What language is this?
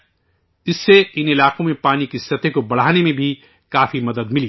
Urdu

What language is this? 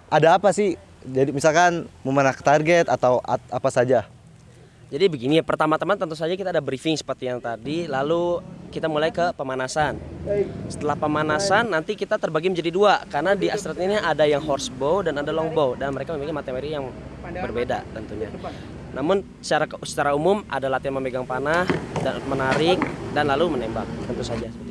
Indonesian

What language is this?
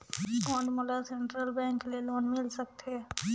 Chhattisgarhi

